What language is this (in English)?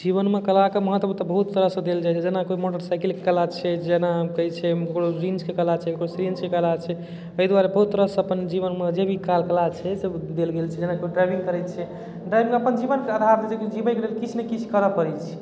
Maithili